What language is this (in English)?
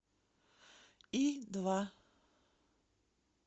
Russian